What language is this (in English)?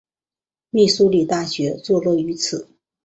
Chinese